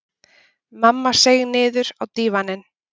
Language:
Icelandic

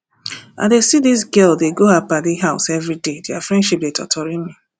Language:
Nigerian Pidgin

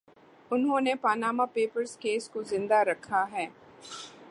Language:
Urdu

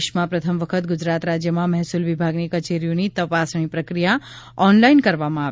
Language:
Gujarati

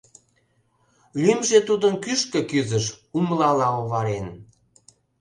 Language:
Mari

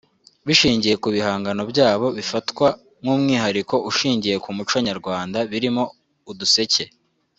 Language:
Kinyarwanda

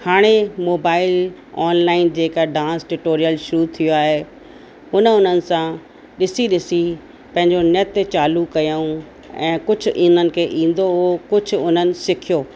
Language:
Sindhi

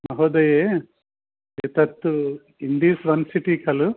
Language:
Sanskrit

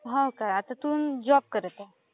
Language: Marathi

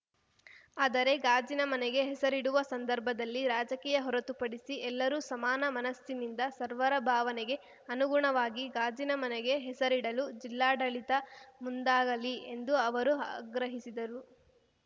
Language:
Kannada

